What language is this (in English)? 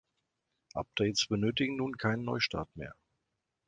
German